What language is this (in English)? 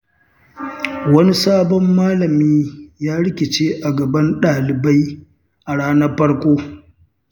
Hausa